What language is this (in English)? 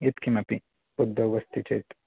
Sanskrit